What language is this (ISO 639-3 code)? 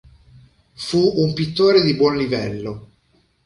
ita